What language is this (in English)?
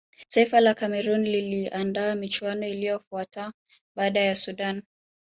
Swahili